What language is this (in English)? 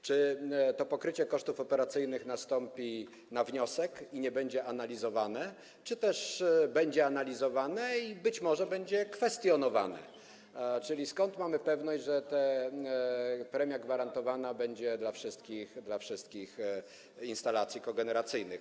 Polish